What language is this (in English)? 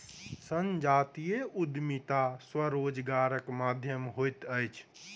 Maithili